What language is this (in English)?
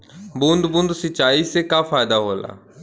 Bhojpuri